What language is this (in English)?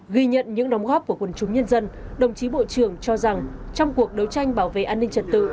Vietnamese